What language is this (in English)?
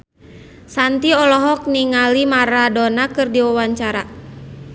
Sundanese